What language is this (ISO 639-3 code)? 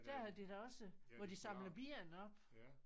dan